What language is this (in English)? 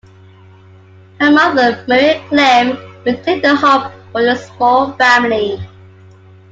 English